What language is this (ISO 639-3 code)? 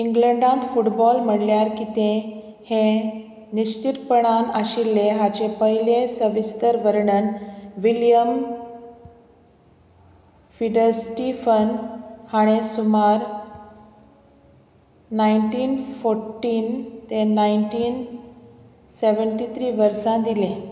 kok